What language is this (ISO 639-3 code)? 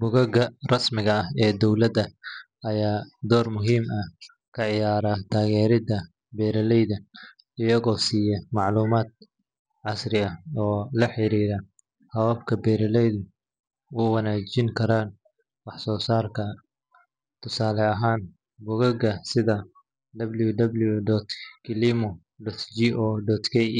som